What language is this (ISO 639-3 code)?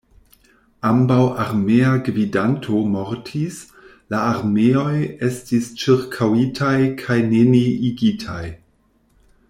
epo